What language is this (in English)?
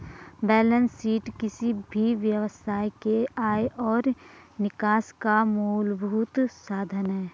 Hindi